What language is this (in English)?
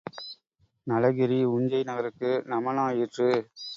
Tamil